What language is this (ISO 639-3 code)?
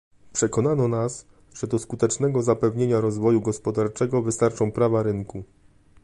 pol